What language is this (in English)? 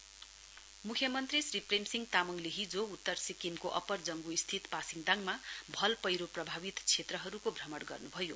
Nepali